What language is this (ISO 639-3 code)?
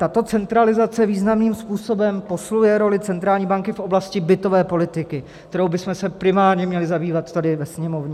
ces